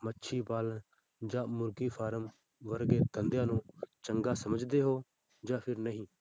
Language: Punjabi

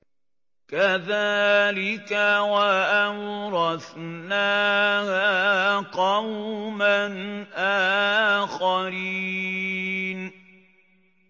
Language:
Arabic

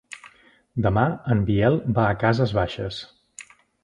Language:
Catalan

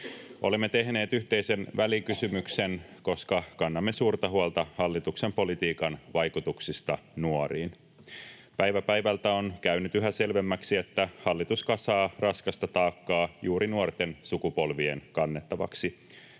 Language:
Finnish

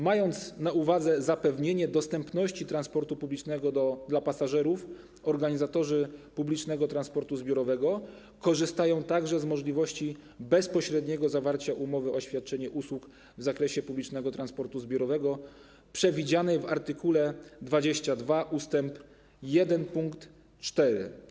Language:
Polish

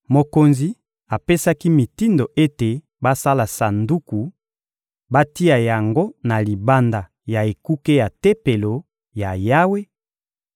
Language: Lingala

